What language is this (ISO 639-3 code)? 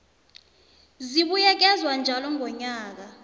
nbl